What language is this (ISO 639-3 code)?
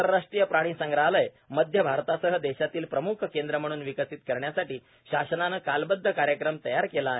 mar